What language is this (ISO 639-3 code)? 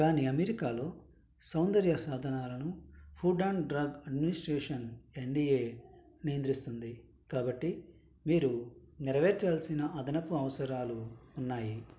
tel